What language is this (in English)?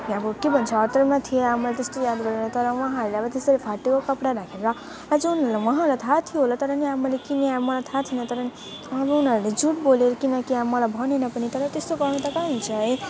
Nepali